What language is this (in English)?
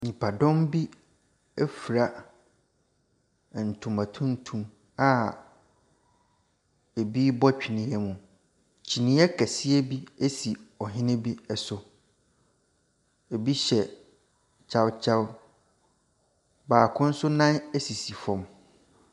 Akan